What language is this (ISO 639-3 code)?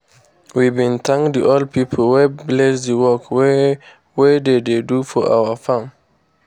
pcm